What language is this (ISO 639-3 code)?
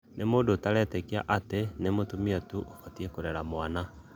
kik